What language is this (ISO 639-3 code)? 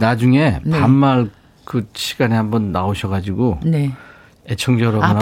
kor